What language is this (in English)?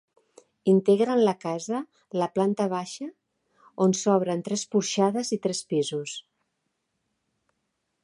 Catalan